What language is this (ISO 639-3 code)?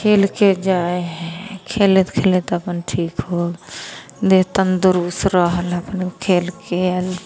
mai